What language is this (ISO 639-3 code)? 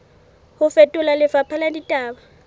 sot